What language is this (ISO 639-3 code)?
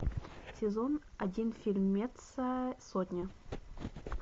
rus